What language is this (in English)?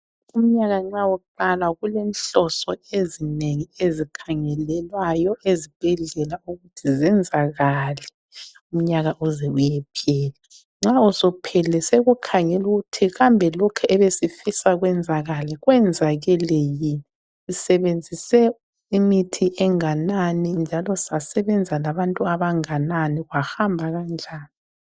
North Ndebele